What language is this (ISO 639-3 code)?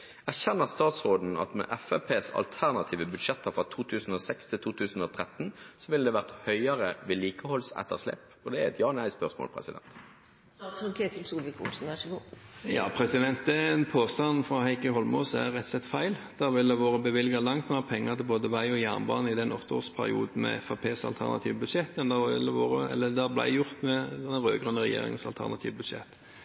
nor